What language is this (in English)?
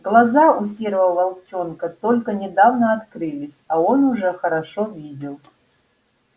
Russian